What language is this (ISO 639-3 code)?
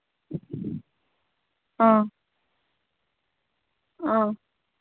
mni